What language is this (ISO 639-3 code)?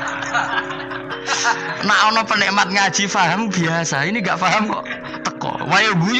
ind